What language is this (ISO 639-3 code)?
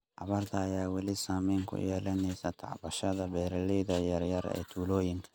som